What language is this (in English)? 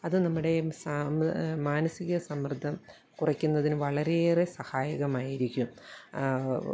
Malayalam